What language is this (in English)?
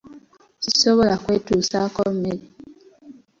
Ganda